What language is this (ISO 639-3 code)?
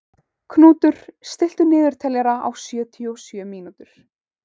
isl